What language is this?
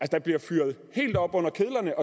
Danish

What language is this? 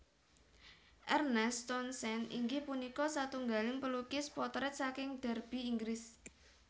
Javanese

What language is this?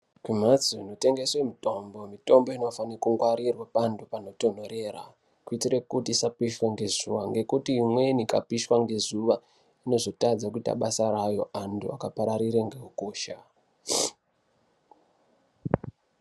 Ndau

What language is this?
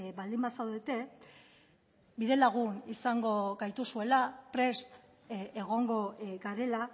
Basque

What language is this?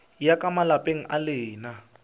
Northern Sotho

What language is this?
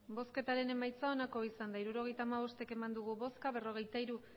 Basque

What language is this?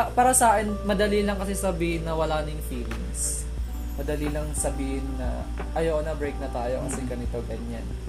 Filipino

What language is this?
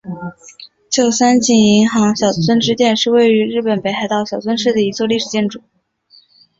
Chinese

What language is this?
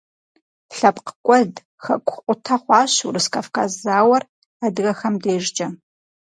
Kabardian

